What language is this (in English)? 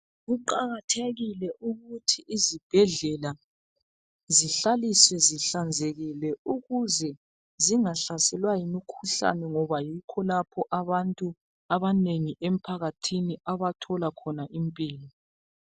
North Ndebele